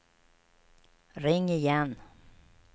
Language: Swedish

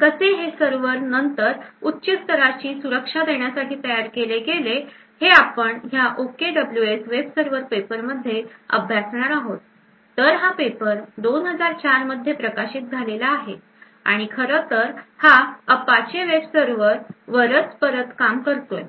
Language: Marathi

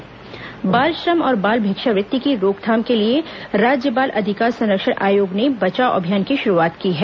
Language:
Hindi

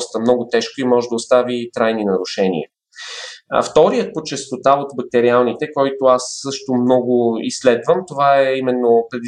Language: Bulgarian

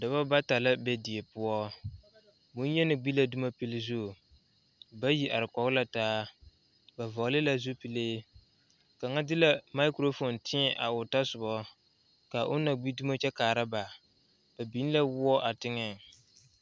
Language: Southern Dagaare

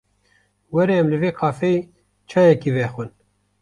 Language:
Kurdish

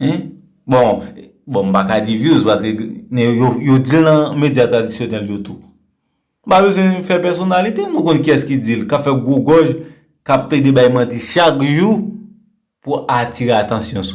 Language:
French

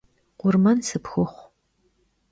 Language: Kabardian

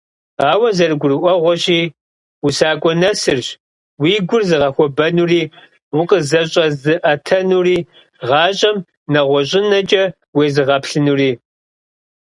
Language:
Kabardian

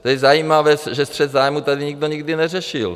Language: Czech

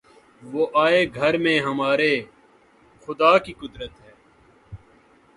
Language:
Urdu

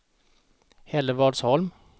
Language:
Swedish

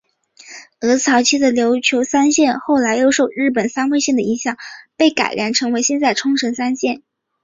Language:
Chinese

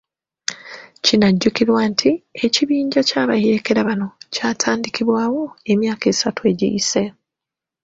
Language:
Ganda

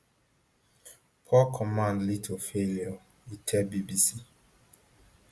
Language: Nigerian Pidgin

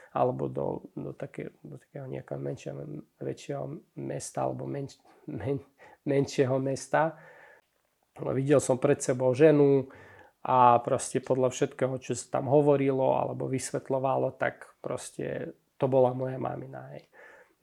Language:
Slovak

